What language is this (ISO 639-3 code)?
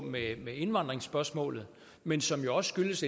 dan